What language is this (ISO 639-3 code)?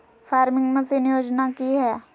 mag